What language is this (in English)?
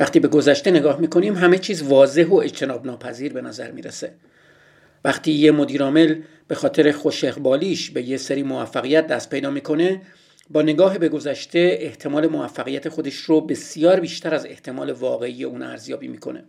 Persian